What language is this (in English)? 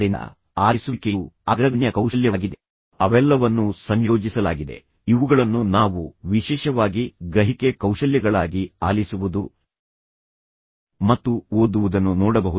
Kannada